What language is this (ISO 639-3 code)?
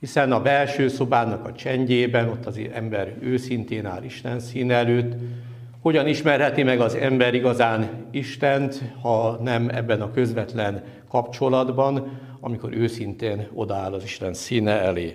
hun